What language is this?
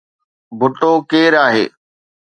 Sindhi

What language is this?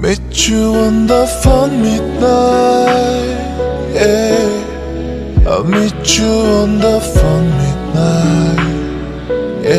Korean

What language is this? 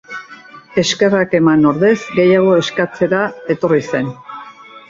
Basque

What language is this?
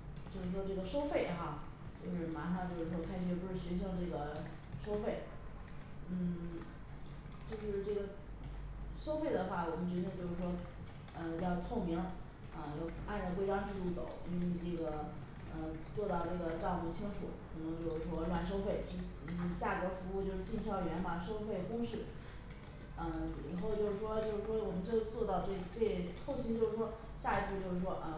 Chinese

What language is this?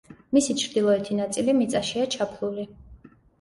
Georgian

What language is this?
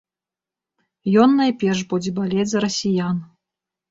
Belarusian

